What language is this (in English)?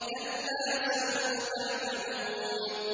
Arabic